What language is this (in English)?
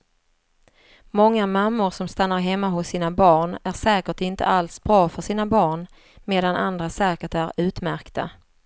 Swedish